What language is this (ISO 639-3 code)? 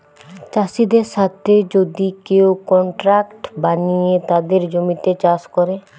ben